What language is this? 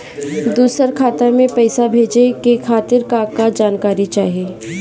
Bhojpuri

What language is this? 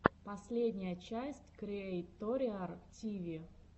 Russian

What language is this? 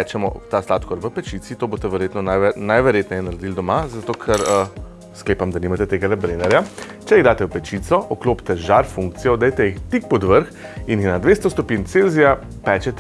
Slovenian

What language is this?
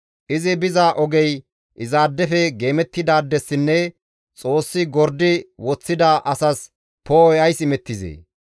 Gamo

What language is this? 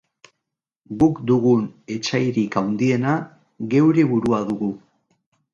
Basque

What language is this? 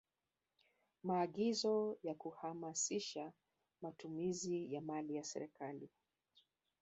Swahili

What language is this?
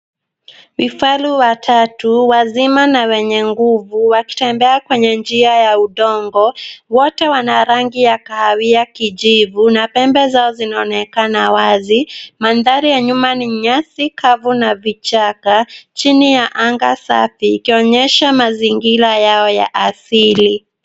Swahili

